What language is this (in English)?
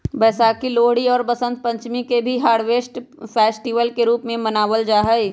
Magahi